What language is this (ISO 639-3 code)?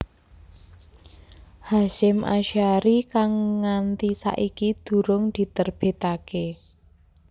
jav